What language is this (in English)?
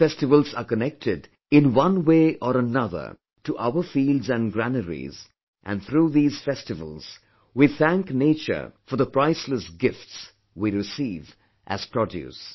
English